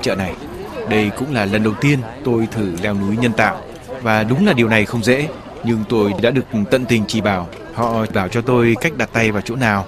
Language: Vietnamese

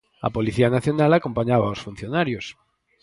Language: Galician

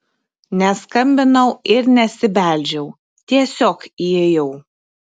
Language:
Lithuanian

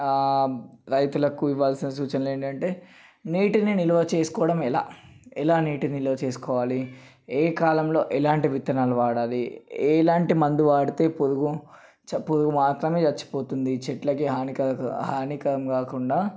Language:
Telugu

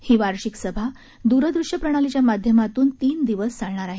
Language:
Marathi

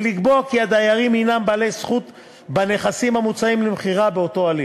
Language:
Hebrew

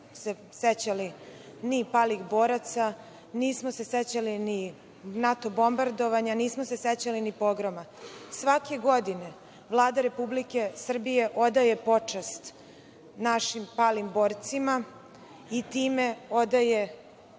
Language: Serbian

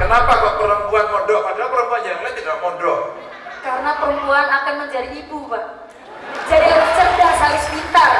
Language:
Indonesian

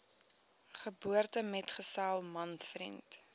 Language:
Afrikaans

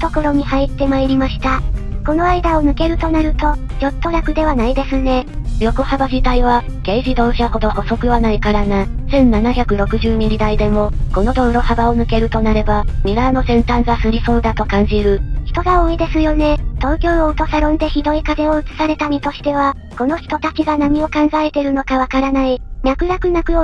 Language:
Japanese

